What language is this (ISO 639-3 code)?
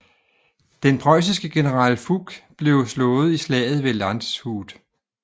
dan